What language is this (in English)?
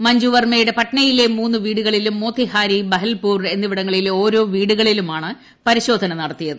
Malayalam